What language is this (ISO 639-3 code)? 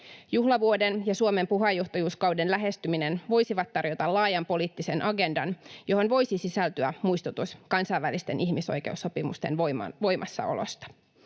fin